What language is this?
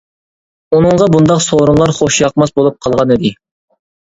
Uyghur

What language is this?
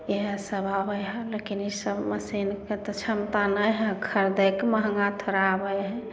Maithili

